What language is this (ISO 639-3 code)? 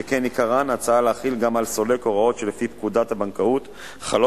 heb